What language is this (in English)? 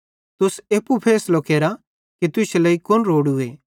Bhadrawahi